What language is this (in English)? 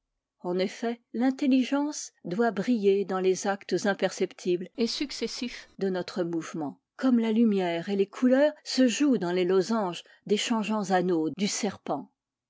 French